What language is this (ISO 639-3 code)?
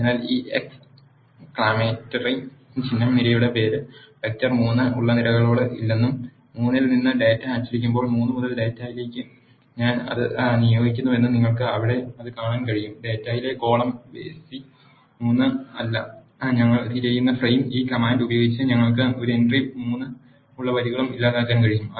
mal